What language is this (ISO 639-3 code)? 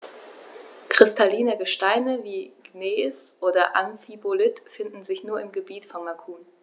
deu